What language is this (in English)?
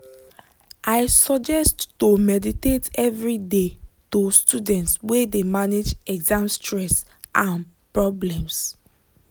Nigerian Pidgin